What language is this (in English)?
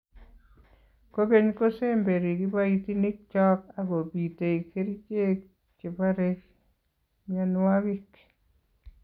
Kalenjin